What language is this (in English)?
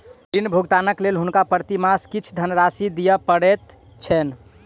Maithili